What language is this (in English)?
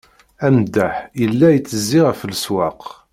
Kabyle